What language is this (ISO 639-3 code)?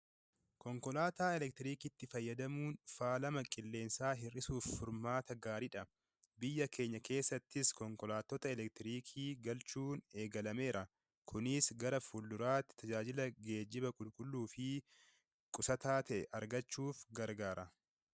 orm